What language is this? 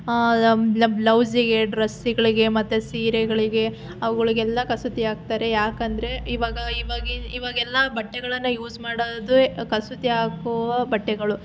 Kannada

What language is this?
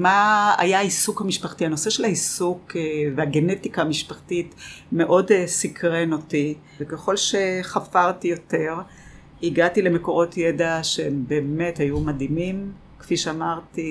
Hebrew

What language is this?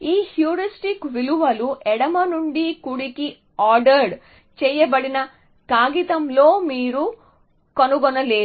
Telugu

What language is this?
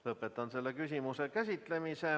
Estonian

